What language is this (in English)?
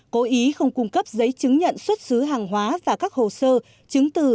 Vietnamese